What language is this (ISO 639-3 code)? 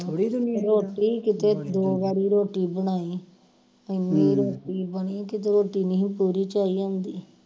pan